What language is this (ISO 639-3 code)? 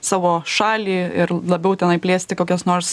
lit